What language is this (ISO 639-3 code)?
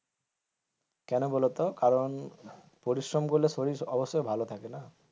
ben